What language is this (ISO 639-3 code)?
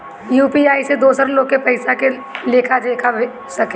bho